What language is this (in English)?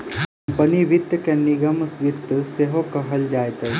Maithili